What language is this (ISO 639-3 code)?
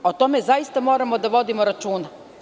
srp